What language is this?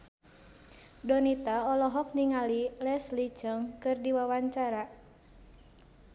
Sundanese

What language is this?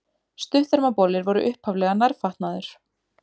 Icelandic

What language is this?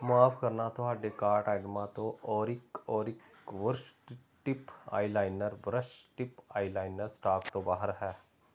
Punjabi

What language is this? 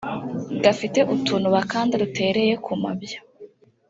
Kinyarwanda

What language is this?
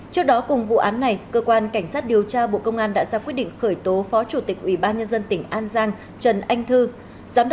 Vietnamese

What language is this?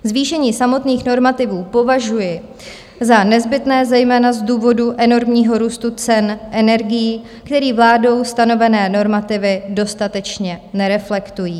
Czech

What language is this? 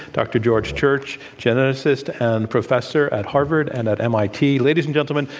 English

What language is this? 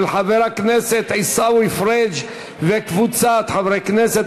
Hebrew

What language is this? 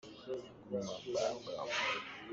Hakha Chin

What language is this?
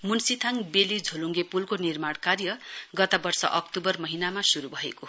Nepali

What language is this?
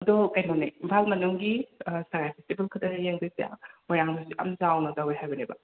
Manipuri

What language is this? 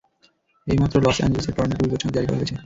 Bangla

